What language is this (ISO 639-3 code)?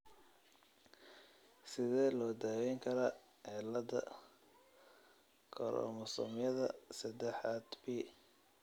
som